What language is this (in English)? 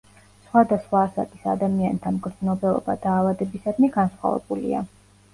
Georgian